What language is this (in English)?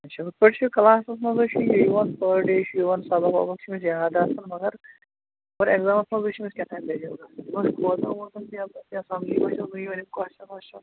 Kashmiri